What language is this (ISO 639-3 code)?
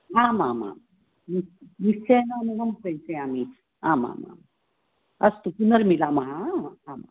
san